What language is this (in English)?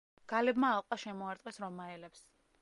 Georgian